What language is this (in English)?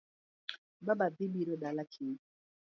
Luo (Kenya and Tanzania)